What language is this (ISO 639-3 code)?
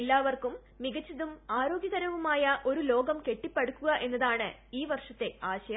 mal